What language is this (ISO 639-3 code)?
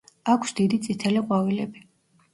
kat